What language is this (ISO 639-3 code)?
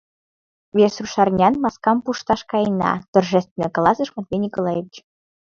chm